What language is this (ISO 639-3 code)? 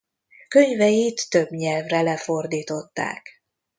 hun